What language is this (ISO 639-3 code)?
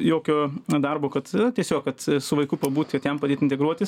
lit